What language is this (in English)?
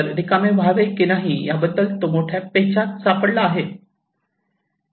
Marathi